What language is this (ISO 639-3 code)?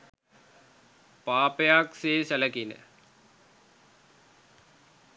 sin